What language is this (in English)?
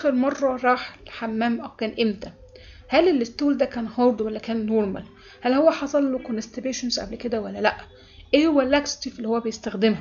Arabic